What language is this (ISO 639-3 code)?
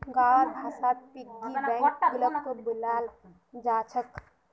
mag